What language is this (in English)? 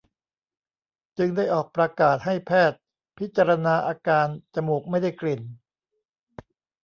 Thai